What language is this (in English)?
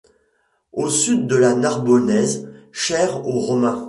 French